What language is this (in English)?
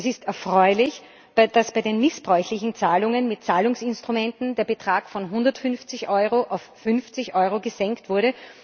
German